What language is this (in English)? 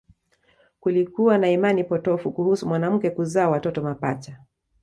Swahili